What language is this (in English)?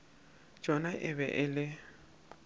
Northern Sotho